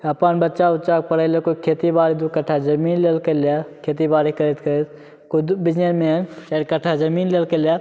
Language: Maithili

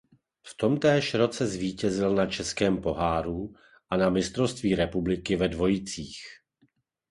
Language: Czech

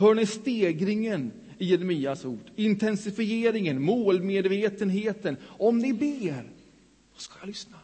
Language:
Swedish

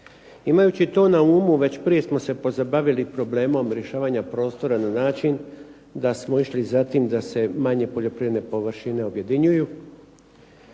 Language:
Croatian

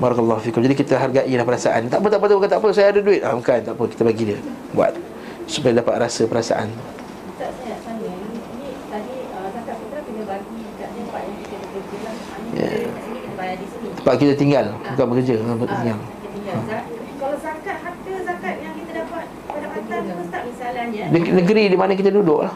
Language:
Malay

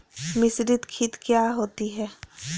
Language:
Magahi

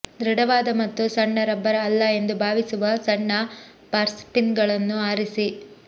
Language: Kannada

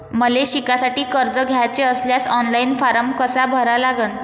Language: Marathi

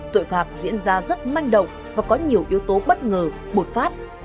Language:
Vietnamese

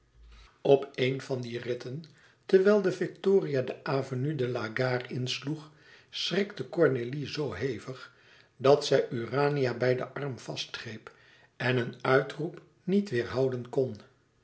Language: Dutch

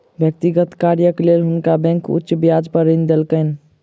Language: Maithili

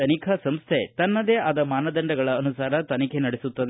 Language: Kannada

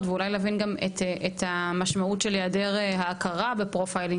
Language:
Hebrew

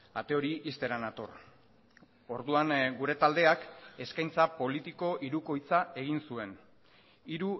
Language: Basque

